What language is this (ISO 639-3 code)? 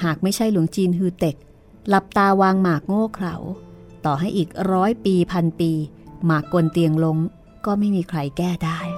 tha